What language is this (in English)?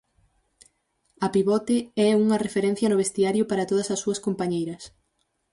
Galician